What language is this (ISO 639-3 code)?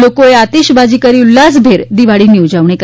guj